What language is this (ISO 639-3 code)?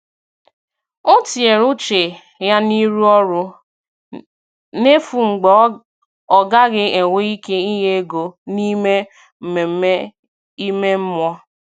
ibo